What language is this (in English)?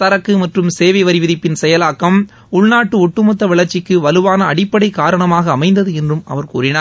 Tamil